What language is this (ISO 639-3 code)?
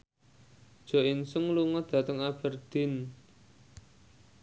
jav